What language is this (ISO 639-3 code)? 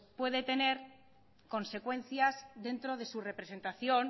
spa